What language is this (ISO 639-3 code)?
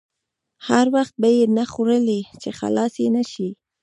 pus